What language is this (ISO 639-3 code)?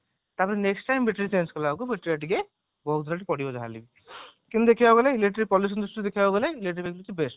ori